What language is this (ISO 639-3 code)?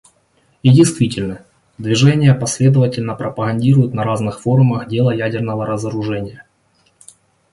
rus